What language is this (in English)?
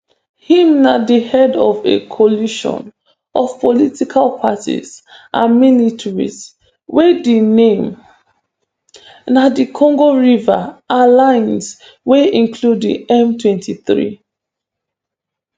Nigerian Pidgin